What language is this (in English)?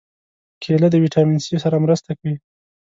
Pashto